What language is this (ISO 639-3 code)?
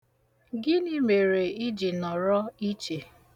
ibo